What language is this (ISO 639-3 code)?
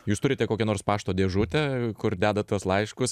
lit